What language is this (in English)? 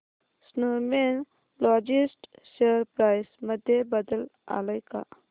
Marathi